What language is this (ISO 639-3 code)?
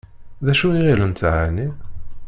kab